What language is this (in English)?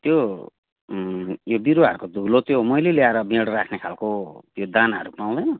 Nepali